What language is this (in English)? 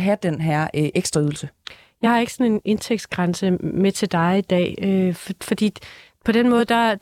Danish